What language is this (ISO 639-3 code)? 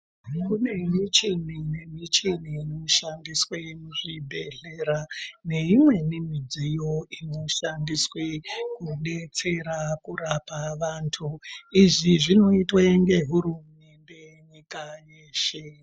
ndc